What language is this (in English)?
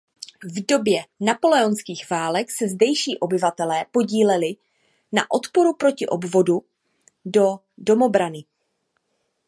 Czech